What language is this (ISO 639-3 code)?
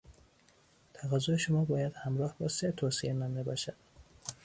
fas